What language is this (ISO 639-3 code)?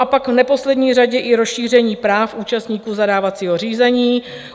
ces